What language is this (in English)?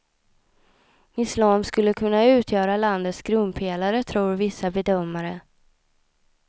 Swedish